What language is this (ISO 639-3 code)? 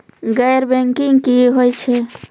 mai